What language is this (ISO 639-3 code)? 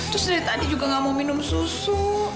ind